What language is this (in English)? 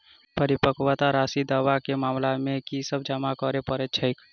Maithili